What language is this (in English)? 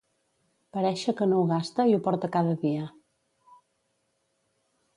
Catalan